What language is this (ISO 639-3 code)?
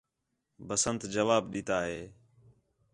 xhe